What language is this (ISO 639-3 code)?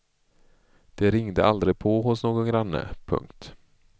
swe